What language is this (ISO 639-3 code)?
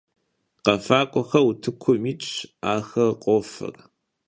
kbd